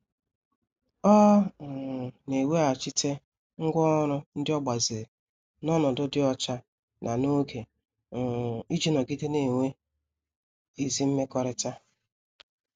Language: Igbo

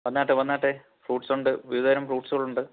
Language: Malayalam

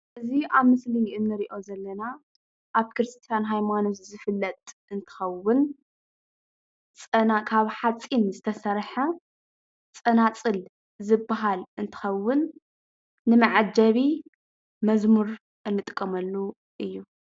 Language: Tigrinya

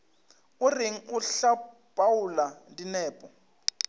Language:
Northern Sotho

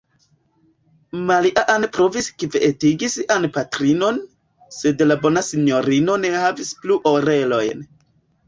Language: Esperanto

